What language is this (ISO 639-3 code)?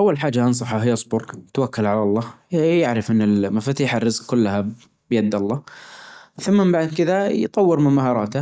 ars